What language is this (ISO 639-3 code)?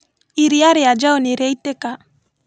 kik